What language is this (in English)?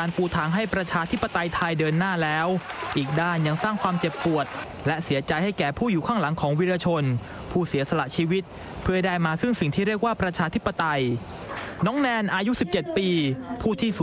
Thai